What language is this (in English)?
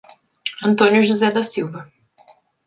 Portuguese